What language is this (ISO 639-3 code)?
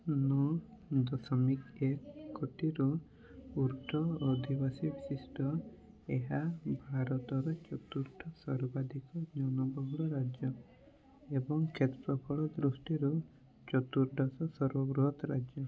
ori